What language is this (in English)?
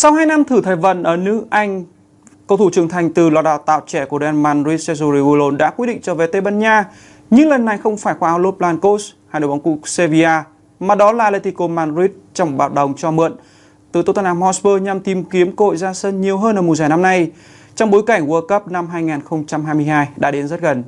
Vietnamese